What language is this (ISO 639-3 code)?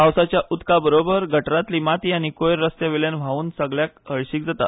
kok